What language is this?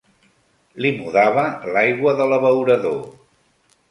Catalan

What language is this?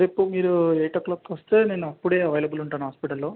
Telugu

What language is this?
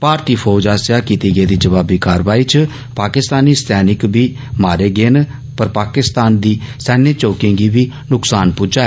Dogri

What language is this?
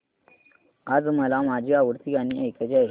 Marathi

